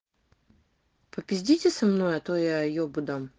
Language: Russian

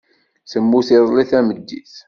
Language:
Kabyle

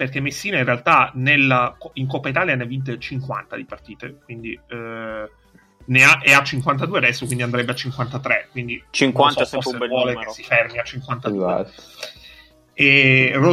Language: Italian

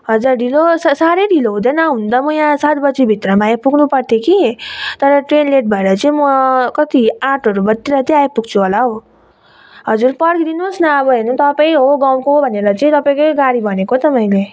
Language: Nepali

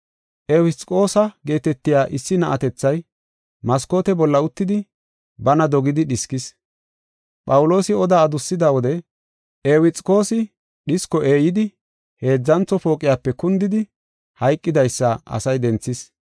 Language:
Gofa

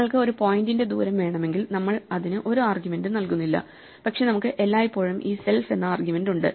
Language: Malayalam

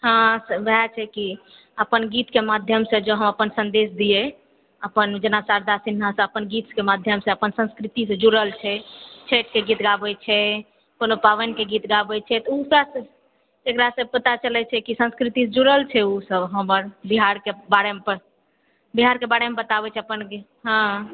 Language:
Maithili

